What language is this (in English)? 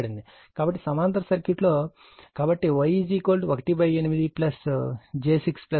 Telugu